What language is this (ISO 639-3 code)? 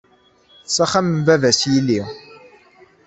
kab